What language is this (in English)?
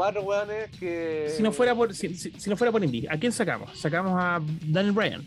Spanish